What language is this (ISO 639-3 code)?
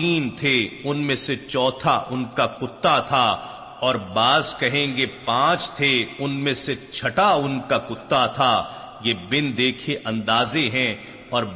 urd